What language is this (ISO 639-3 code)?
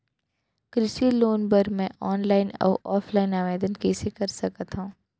hne